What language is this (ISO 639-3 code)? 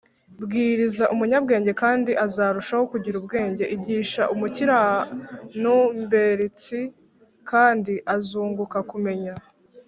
kin